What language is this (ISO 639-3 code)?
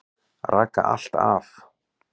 isl